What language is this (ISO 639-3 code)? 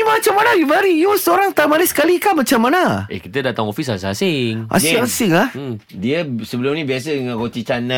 msa